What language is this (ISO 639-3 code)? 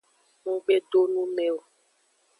ajg